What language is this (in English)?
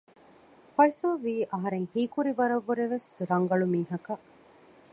Divehi